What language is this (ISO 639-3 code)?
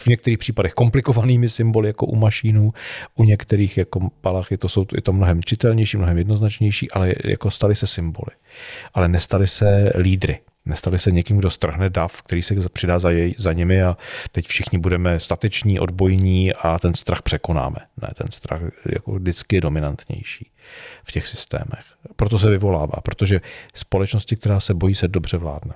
ces